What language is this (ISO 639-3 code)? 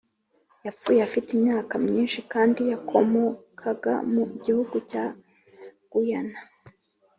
kin